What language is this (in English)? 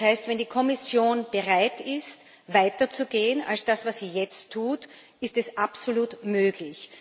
German